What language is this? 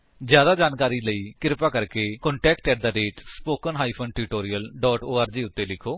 Punjabi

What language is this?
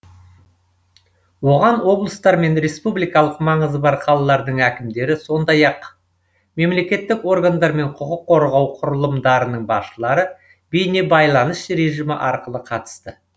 Kazakh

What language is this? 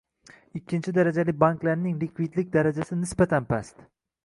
Uzbek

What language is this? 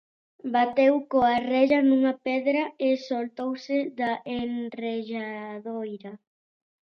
Galician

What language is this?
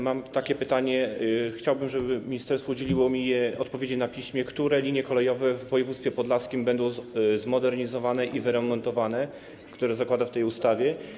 Polish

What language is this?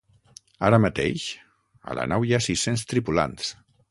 Catalan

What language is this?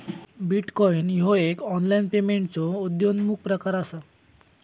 Marathi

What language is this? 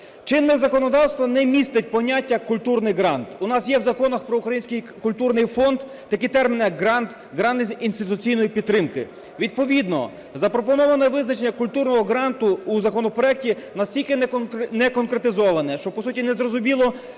Ukrainian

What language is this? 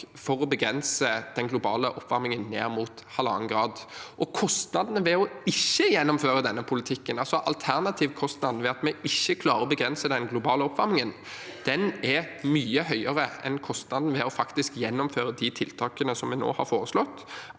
Norwegian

